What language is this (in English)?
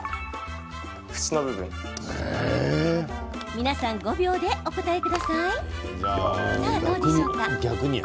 Japanese